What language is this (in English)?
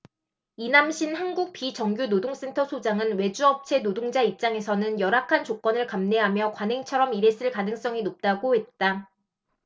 Korean